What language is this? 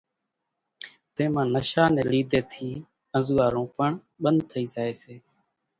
Kachi Koli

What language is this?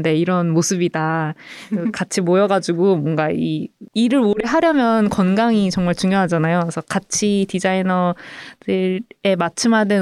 Korean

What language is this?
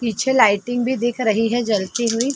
Hindi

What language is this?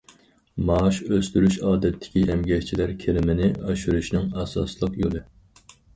Uyghur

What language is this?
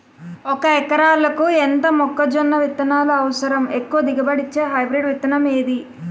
Telugu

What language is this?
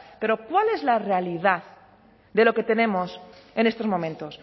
Spanish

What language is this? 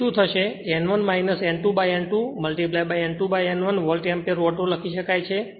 Gujarati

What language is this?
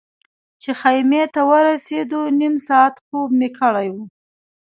Pashto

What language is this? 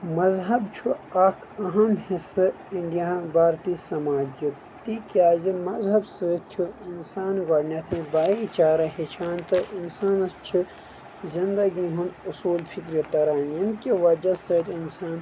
Kashmiri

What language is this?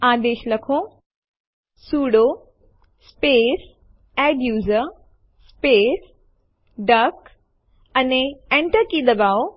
Gujarati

